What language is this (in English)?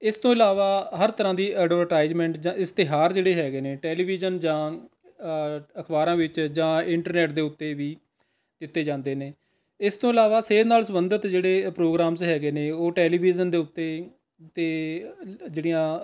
Punjabi